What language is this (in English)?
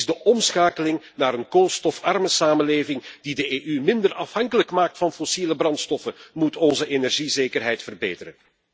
Dutch